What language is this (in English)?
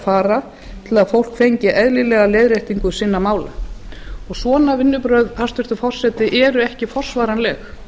Icelandic